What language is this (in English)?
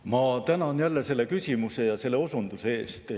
Estonian